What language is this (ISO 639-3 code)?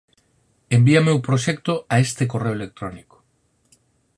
glg